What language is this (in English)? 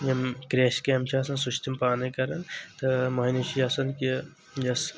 Kashmiri